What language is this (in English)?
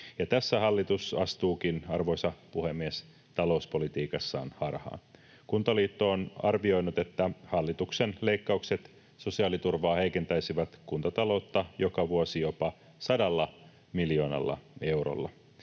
Finnish